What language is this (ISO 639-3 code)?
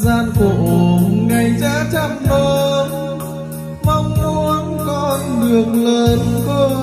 vie